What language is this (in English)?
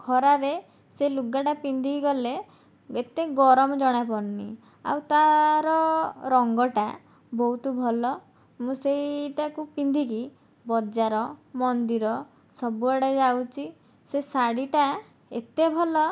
Odia